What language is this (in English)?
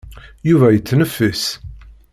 Kabyle